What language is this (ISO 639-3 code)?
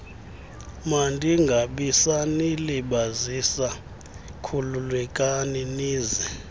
xho